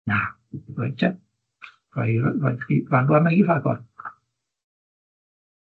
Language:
Welsh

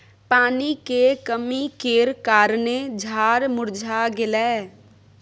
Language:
Maithili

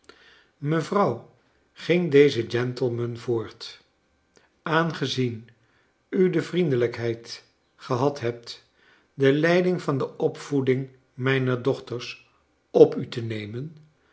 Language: Dutch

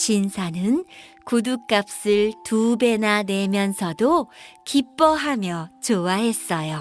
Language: Korean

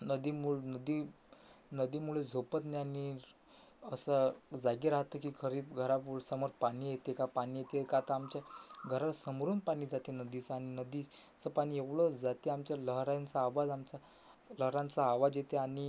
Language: Marathi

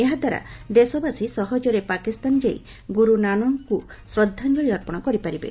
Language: Odia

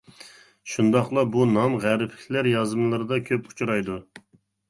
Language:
Uyghur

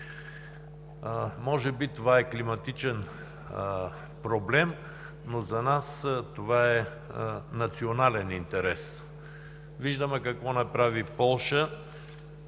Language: Bulgarian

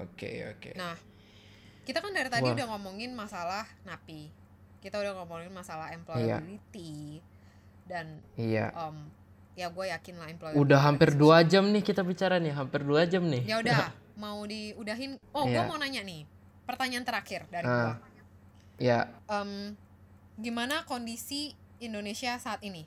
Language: Indonesian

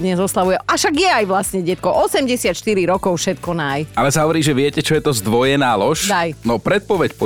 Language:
Slovak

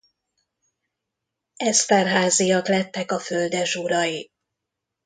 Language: Hungarian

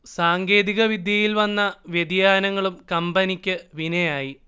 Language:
Malayalam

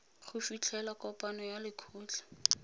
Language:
Tswana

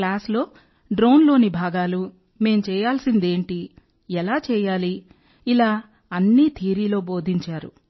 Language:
Telugu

